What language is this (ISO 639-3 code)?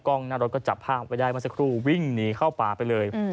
tha